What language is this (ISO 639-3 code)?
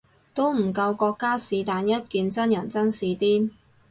yue